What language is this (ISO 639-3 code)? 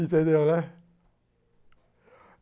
por